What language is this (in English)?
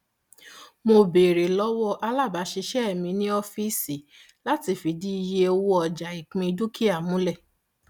Yoruba